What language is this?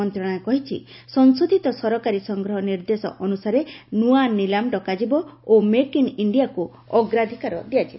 Odia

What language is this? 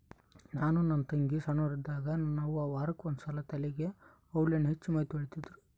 Kannada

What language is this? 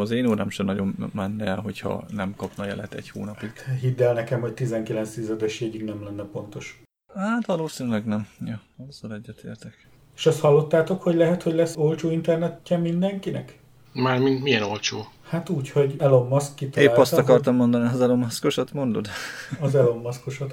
Hungarian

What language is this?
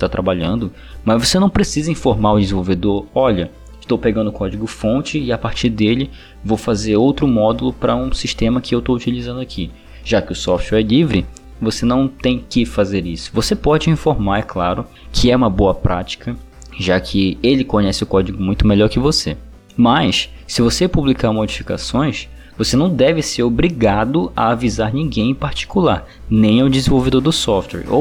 Portuguese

